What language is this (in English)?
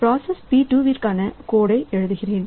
Tamil